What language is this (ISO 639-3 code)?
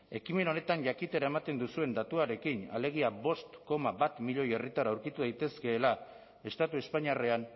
eus